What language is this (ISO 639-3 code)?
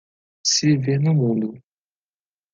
por